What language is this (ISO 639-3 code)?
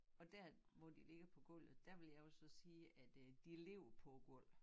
dan